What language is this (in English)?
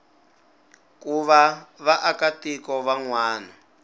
Tsonga